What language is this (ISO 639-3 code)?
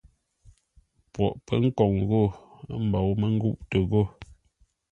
nla